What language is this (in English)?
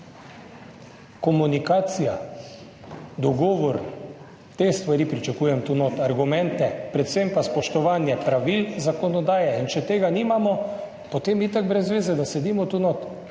Slovenian